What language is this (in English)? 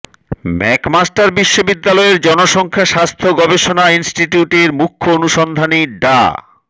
Bangla